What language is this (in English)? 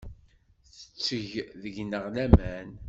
Kabyle